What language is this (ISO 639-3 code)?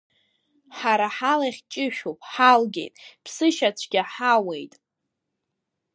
abk